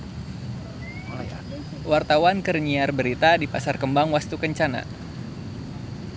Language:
Sundanese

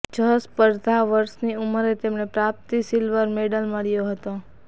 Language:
Gujarati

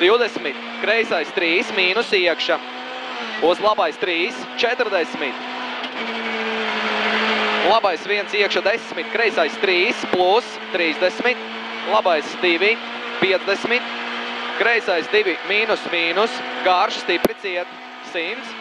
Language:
Latvian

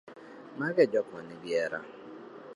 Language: Luo (Kenya and Tanzania)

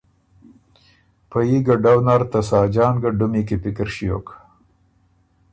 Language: Ormuri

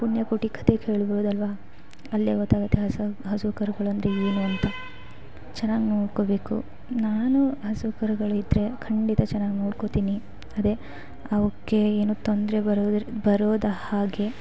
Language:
Kannada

